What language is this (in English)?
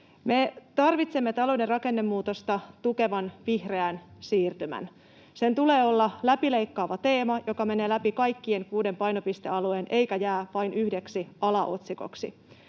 Finnish